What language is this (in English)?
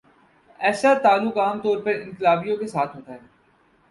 Urdu